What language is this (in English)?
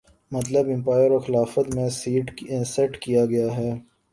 Urdu